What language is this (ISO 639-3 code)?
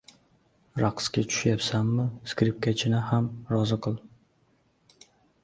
uzb